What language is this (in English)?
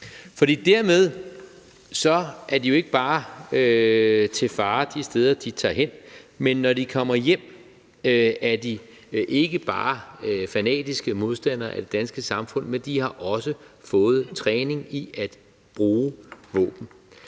Danish